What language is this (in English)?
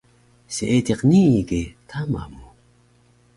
Taroko